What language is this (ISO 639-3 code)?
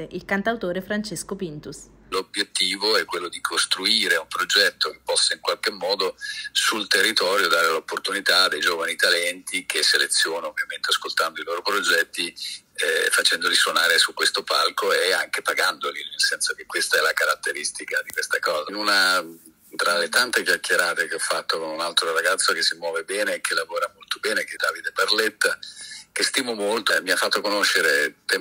ita